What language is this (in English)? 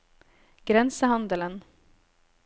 Norwegian